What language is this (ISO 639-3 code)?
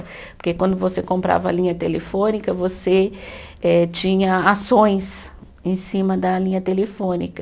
por